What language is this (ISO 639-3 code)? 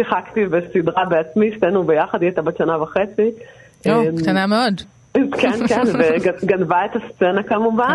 heb